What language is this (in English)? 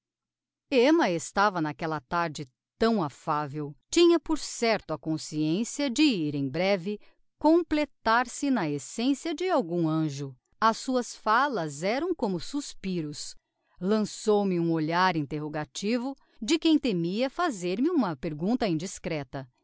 Portuguese